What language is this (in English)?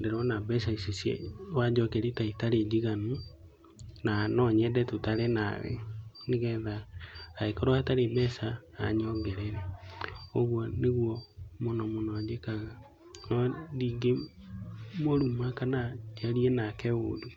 Kikuyu